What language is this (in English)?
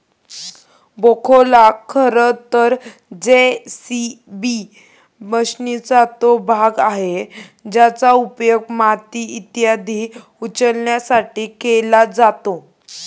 Marathi